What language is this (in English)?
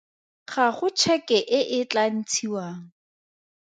Tswana